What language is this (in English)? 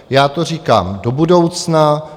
Czech